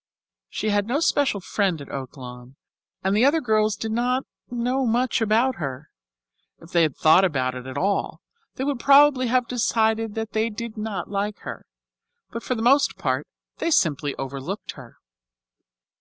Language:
English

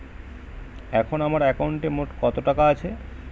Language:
Bangla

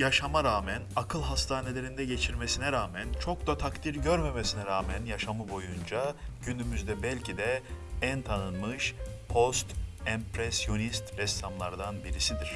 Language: Turkish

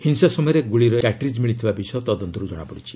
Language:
Odia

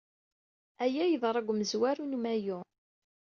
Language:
Kabyle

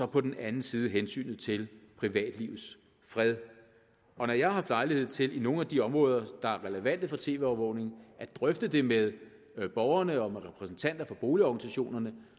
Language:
Danish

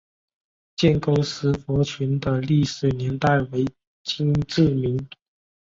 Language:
Chinese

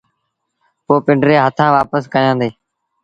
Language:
Sindhi Bhil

